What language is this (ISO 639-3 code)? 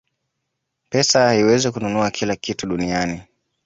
swa